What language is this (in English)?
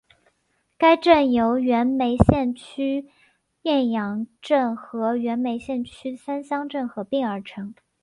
Chinese